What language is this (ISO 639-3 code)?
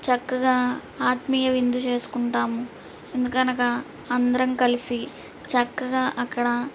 tel